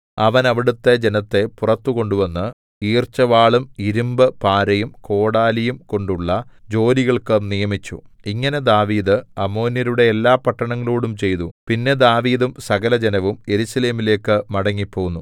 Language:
Malayalam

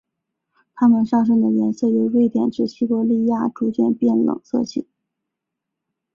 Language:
Chinese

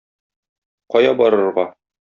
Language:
Tatar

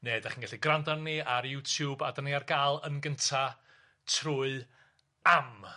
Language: Welsh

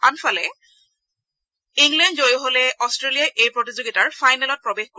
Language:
Assamese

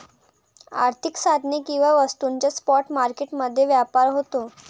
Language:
Marathi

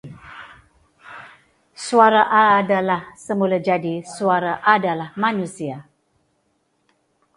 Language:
Malay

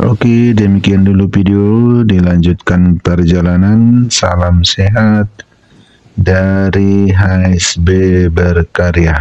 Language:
Indonesian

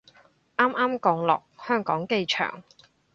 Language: Cantonese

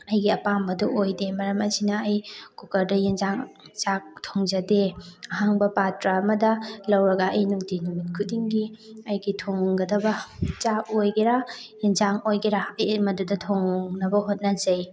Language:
Manipuri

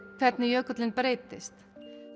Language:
Icelandic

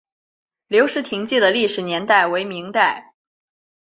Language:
Chinese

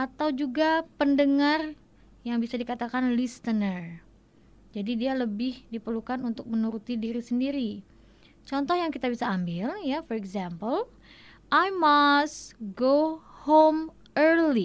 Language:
Indonesian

